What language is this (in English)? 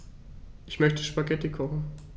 German